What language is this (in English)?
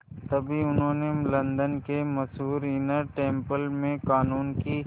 Hindi